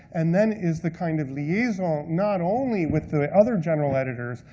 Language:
English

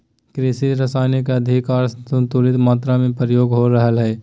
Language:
Magahi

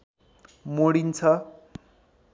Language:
Nepali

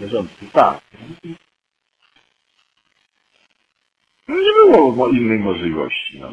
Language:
Polish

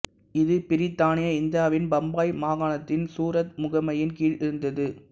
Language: Tamil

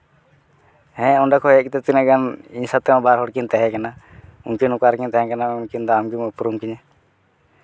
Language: Santali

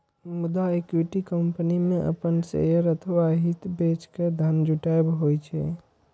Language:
Maithili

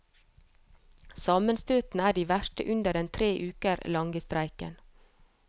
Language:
Norwegian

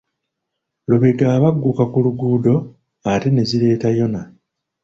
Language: Ganda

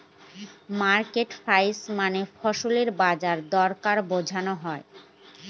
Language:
Bangla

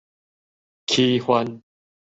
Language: Min Nan Chinese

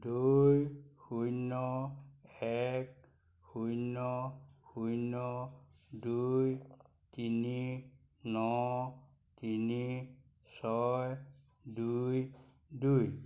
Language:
Assamese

